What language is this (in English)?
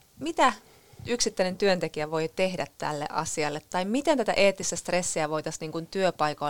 Finnish